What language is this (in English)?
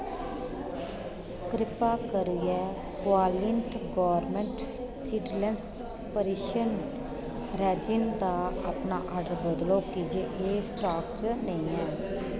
Dogri